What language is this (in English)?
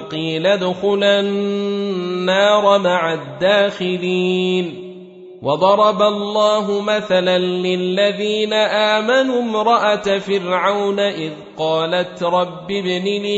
Arabic